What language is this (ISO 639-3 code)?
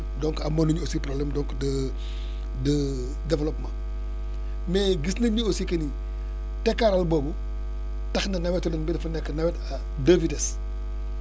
wol